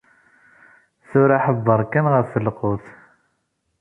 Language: Kabyle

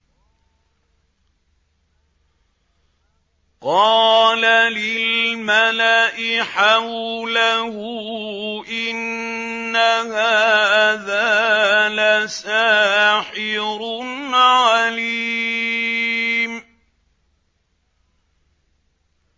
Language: Arabic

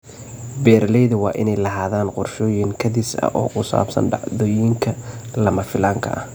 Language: Somali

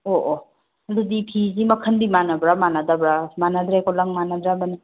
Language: Manipuri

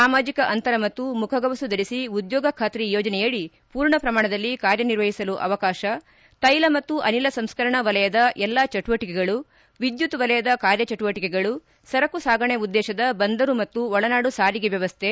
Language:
Kannada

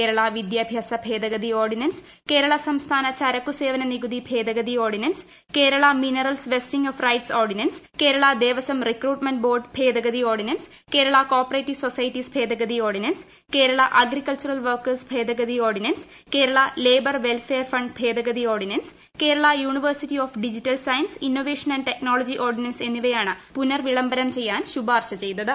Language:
Malayalam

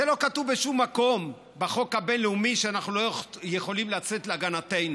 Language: Hebrew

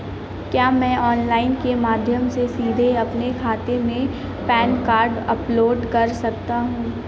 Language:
Hindi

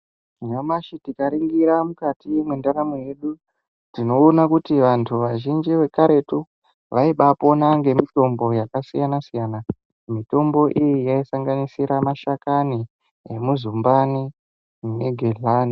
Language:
Ndau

